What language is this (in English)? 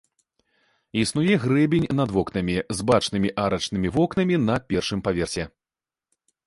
Belarusian